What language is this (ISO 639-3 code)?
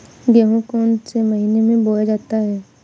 hin